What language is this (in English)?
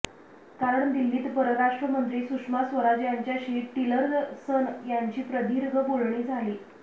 Marathi